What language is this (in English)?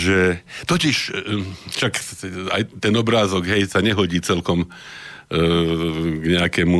Slovak